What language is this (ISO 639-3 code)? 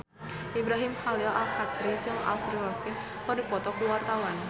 sun